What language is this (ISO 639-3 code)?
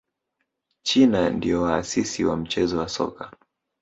swa